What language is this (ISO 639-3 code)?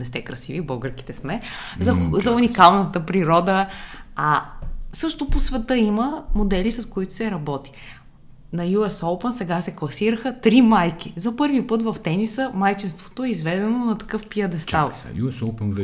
bul